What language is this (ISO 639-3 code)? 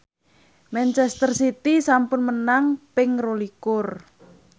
jav